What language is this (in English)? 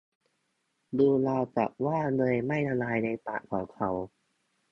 Thai